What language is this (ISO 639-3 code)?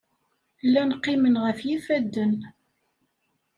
kab